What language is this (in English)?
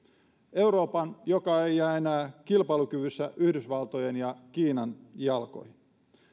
Finnish